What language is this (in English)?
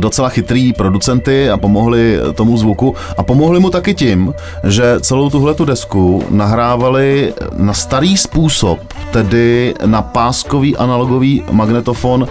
Czech